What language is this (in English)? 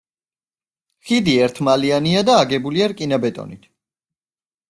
Georgian